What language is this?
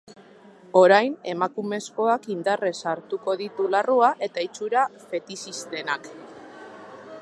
Basque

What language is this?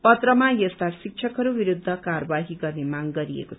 Nepali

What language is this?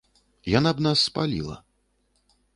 Belarusian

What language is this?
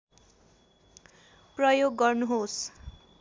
Nepali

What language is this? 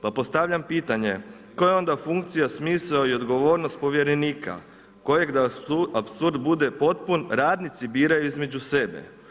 Croatian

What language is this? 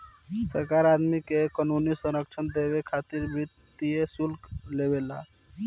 Bhojpuri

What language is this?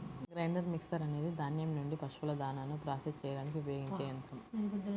Telugu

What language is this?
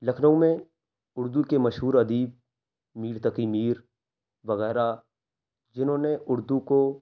Urdu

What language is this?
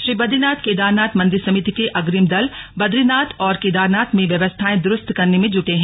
Hindi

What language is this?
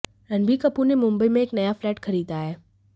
Hindi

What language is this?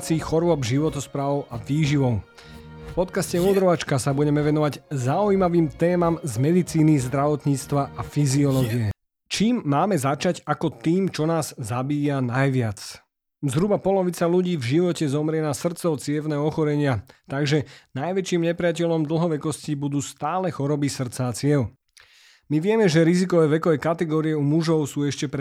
Slovak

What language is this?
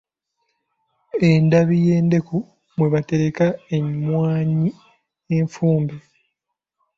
Ganda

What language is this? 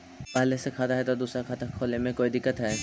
Magahi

